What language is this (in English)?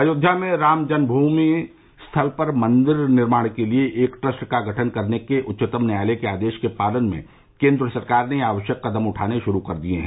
Hindi